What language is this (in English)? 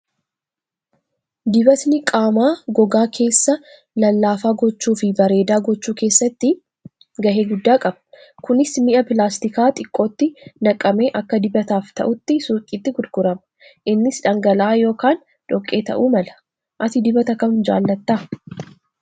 Oromo